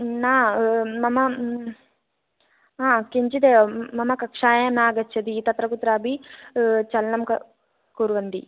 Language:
Sanskrit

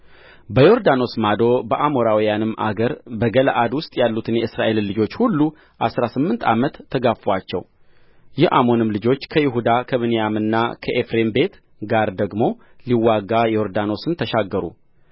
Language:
Amharic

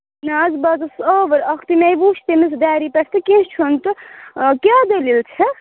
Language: Kashmiri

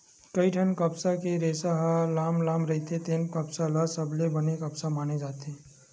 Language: Chhattisgarhi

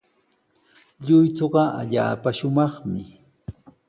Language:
Sihuas Ancash Quechua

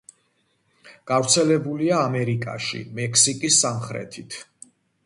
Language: Georgian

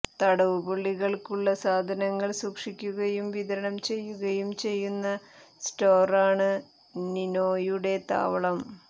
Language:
Malayalam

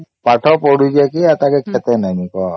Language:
Odia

